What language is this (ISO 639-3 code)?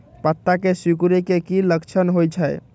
mag